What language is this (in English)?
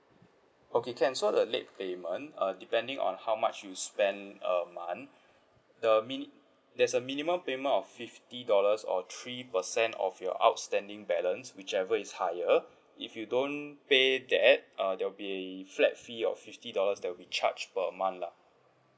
English